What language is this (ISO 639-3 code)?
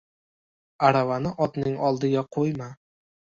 uzb